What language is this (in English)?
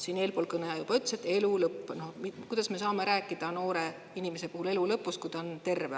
Estonian